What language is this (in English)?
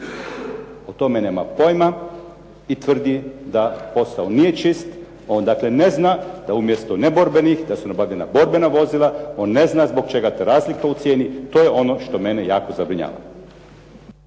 Croatian